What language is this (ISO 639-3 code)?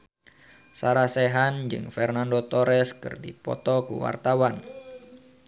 sun